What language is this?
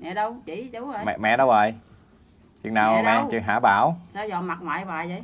Vietnamese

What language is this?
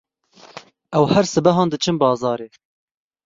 Kurdish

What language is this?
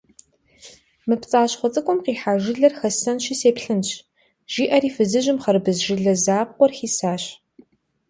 Kabardian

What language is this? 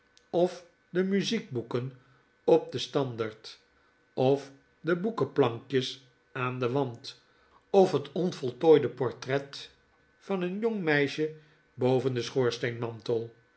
Dutch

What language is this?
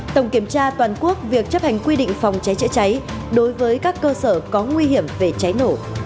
Vietnamese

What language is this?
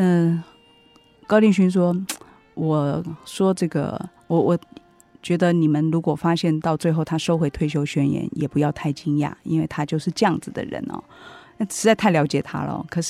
Chinese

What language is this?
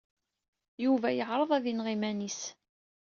Kabyle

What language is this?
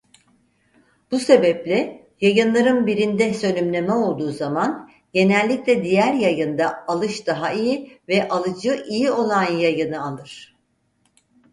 Turkish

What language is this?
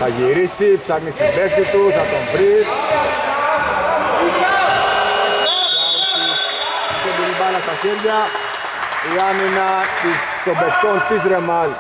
Greek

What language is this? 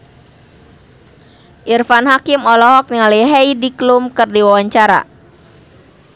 Sundanese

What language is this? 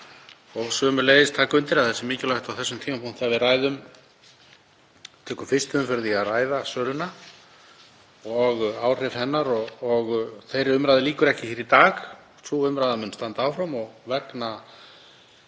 Icelandic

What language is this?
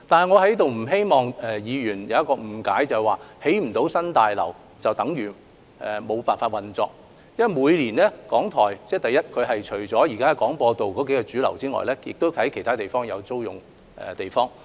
Cantonese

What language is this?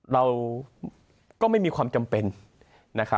Thai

